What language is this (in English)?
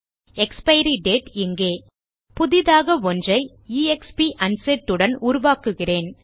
Tamil